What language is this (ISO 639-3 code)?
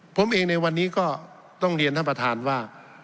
tha